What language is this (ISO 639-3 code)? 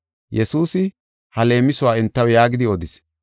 gof